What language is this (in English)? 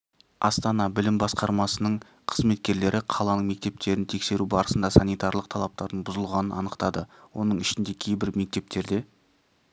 Kazakh